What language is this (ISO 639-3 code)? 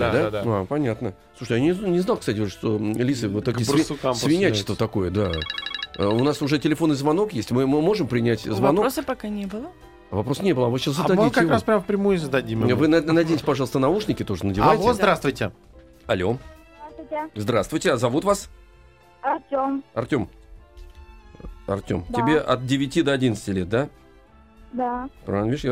rus